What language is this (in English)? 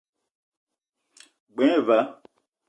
Eton (Cameroon)